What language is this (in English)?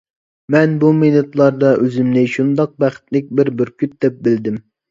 Uyghur